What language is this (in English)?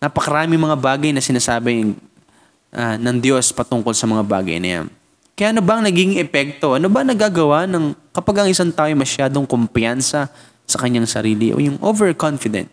Filipino